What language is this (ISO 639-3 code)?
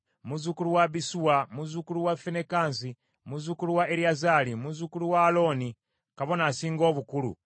lug